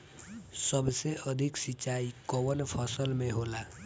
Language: Bhojpuri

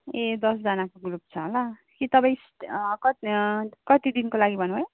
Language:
Nepali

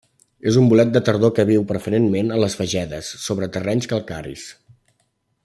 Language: Catalan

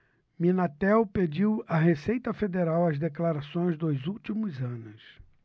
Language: Portuguese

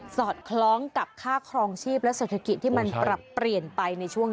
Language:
Thai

